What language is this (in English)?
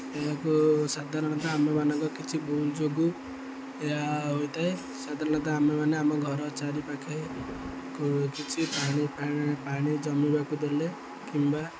Odia